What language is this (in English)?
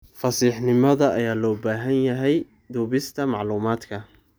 Somali